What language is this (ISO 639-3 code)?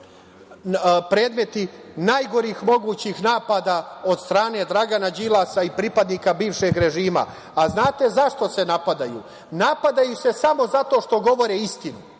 srp